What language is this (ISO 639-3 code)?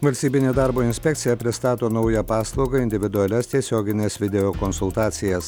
lit